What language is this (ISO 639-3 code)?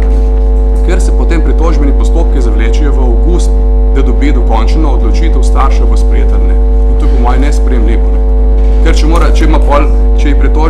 bul